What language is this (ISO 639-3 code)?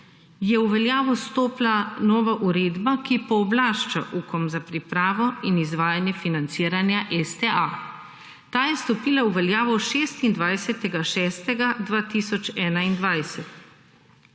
slv